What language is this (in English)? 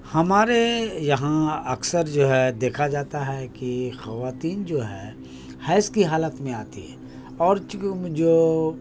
Urdu